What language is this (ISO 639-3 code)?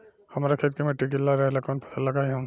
bho